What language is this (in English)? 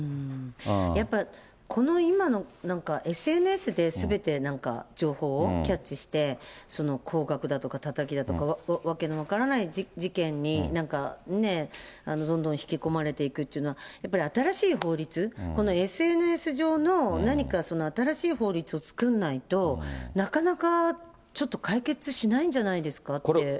Japanese